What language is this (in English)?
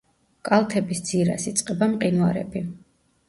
Georgian